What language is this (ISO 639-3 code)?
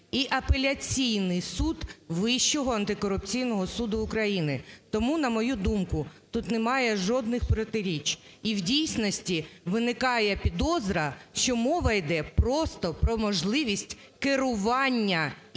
ukr